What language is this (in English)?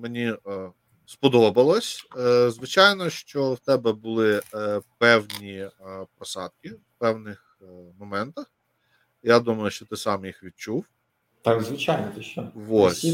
Ukrainian